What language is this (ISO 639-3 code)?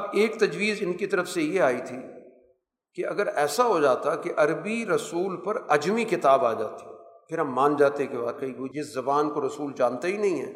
urd